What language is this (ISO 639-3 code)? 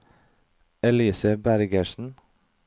nor